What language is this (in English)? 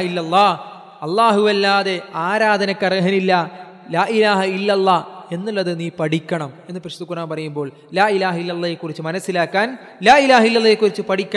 Malayalam